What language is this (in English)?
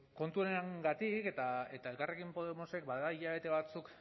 Basque